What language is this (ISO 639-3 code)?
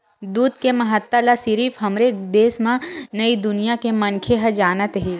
hne